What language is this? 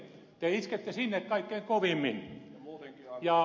Finnish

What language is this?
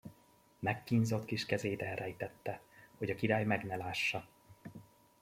Hungarian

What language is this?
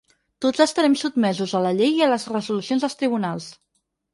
Catalan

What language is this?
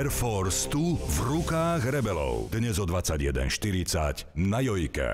French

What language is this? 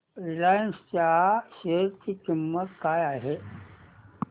Marathi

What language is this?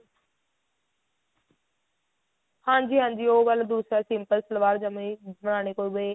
Punjabi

